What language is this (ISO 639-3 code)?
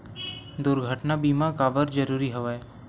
hne